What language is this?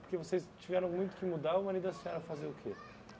Portuguese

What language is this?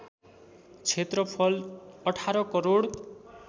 Nepali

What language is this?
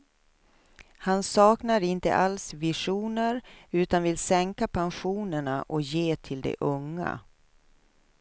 Swedish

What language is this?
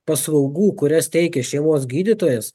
Lithuanian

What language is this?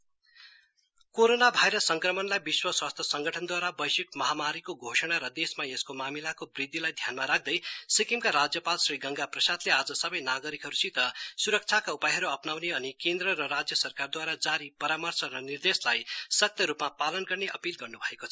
Nepali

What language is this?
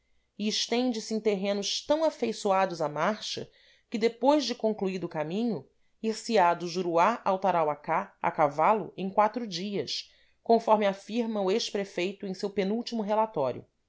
Portuguese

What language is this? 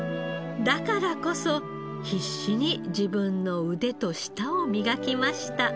Japanese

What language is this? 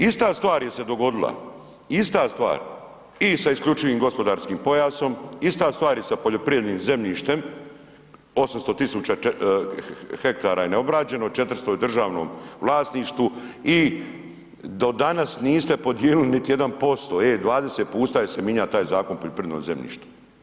Croatian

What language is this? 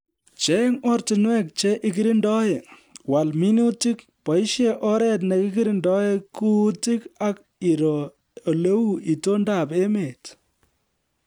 Kalenjin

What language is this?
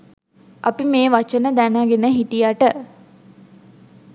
Sinhala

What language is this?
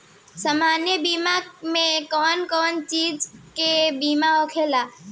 Bhojpuri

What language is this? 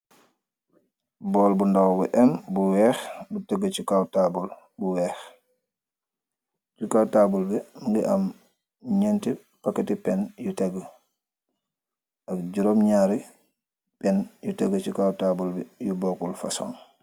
Wolof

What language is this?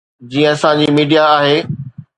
Sindhi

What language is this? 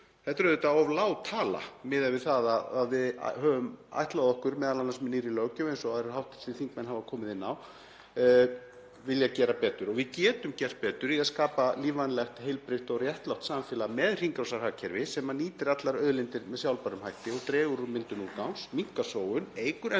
Icelandic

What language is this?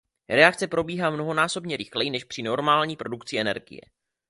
Czech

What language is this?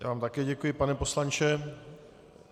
Czech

